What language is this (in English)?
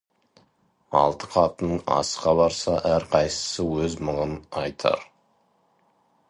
Kazakh